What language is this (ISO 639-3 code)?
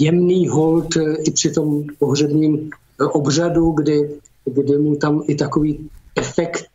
ces